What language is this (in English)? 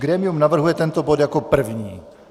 Czech